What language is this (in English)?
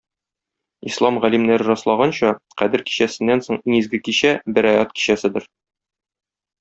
Tatar